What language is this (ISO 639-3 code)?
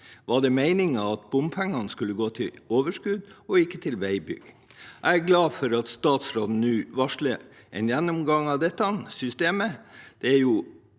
nor